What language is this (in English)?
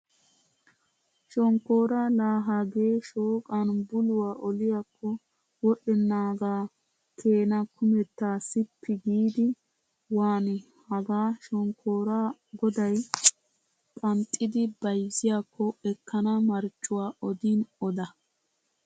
Wolaytta